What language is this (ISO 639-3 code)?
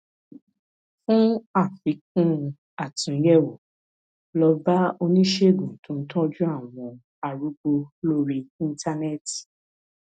yor